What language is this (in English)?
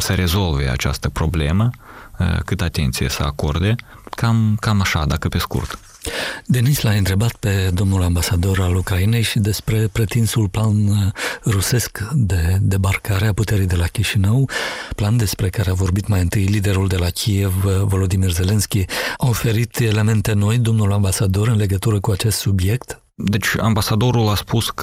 Romanian